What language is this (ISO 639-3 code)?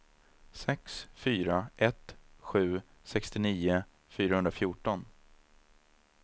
swe